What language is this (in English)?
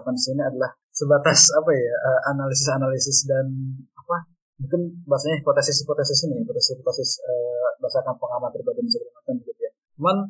Indonesian